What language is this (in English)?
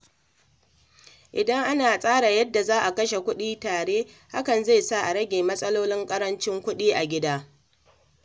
Hausa